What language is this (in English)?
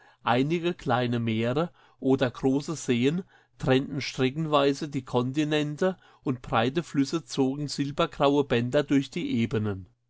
German